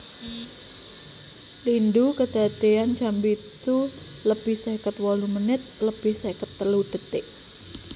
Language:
Javanese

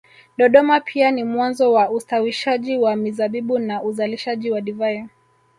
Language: Swahili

